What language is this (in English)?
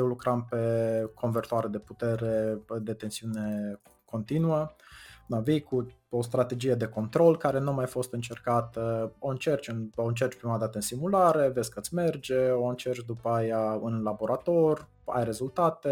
Romanian